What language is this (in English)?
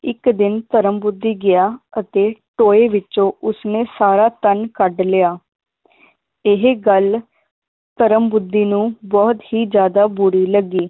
Punjabi